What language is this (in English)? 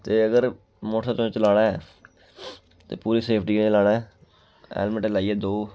Dogri